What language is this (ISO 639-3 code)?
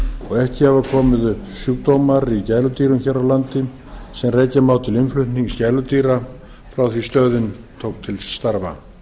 isl